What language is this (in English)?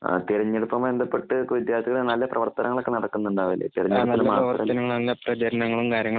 Malayalam